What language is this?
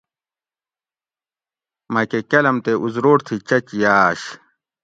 Gawri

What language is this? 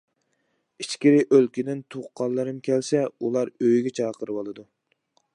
Uyghur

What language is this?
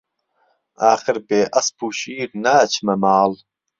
Central Kurdish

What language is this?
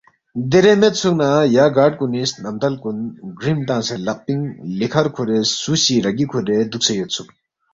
Balti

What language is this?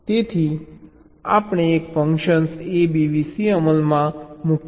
Gujarati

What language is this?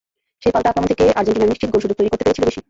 Bangla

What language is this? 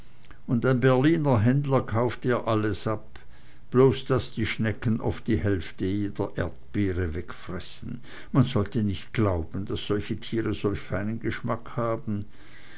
German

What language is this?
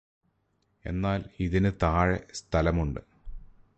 Malayalam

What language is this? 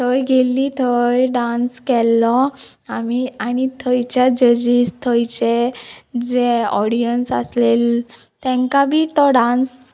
Konkani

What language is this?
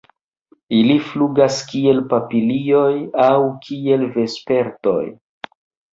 Esperanto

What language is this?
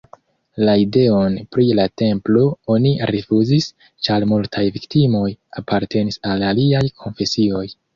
Esperanto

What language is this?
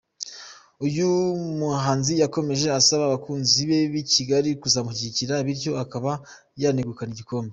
Kinyarwanda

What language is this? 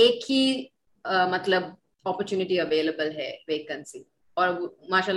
Urdu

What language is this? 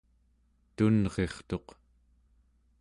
Central Yupik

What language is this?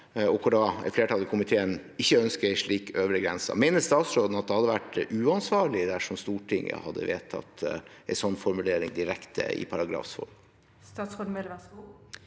Norwegian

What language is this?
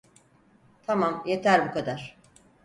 Turkish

